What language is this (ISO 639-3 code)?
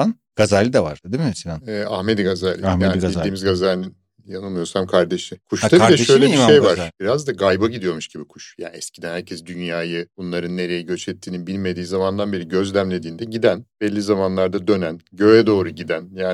tur